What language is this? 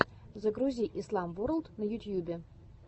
Russian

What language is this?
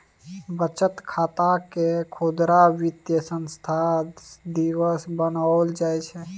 Maithili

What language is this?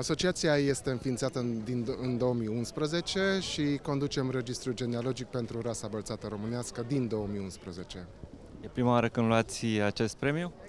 Romanian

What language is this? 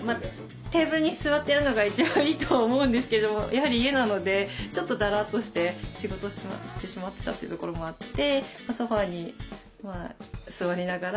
Japanese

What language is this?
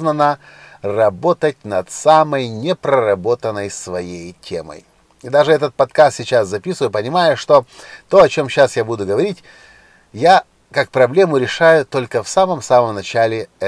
Russian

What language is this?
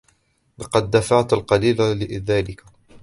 Arabic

